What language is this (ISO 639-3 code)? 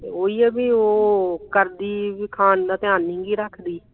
pan